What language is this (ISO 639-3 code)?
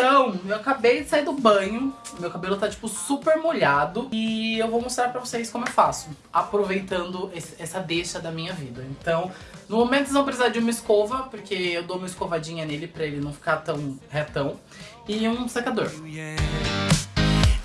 por